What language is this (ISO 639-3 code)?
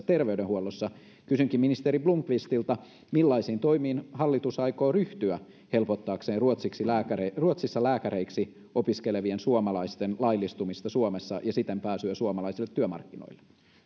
fin